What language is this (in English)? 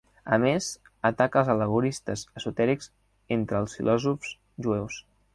Catalan